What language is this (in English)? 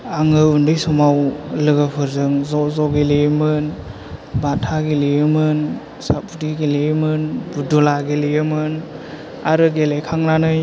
Bodo